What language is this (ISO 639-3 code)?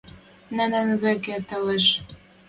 mrj